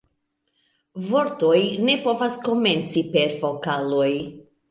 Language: Esperanto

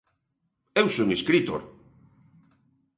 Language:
Galician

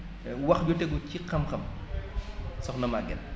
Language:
Wolof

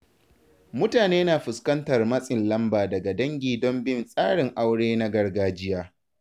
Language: Hausa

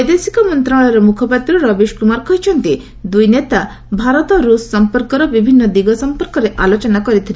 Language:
Odia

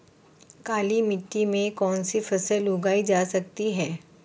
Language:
Hindi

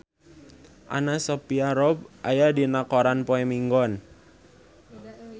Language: Sundanese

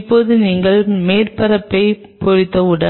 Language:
Tamil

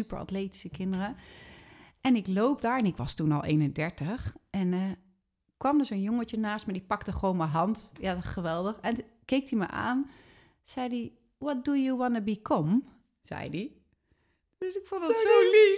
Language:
Dutch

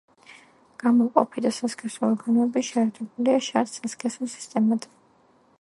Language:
Georgian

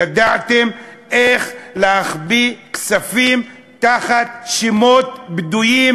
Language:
Hebrew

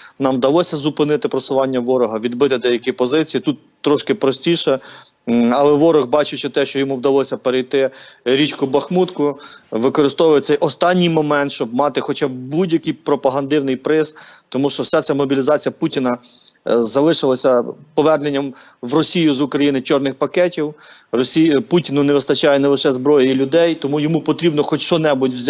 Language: Ukrainian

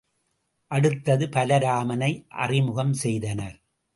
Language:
Tamil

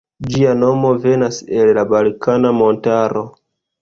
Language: Esperanto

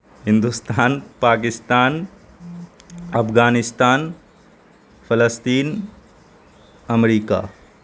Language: Urdu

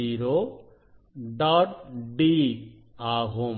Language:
Tamil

